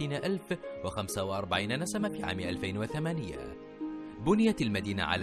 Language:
Arabic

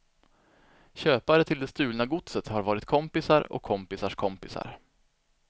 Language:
Swedish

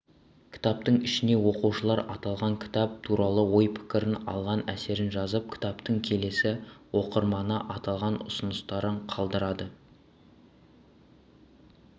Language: Kazakh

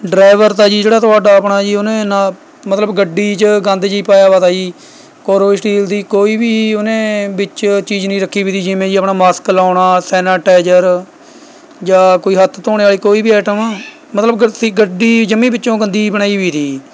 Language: Punjabi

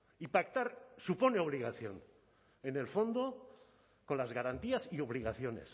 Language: Spanish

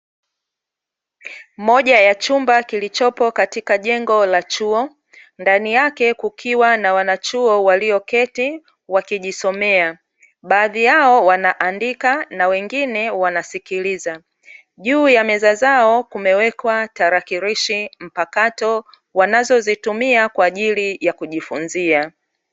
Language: Swahili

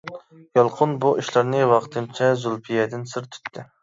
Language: Uyghur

